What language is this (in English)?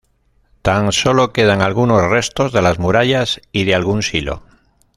Spanish